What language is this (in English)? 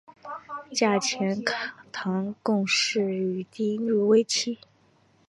Chinese